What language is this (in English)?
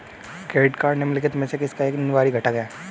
Hindi